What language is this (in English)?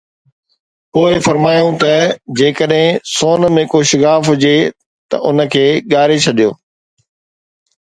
Sindhi